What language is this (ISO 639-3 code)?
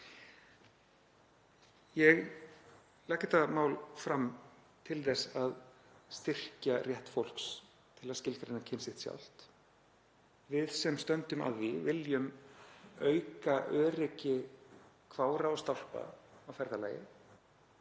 isl